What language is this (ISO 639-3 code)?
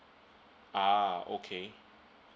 eng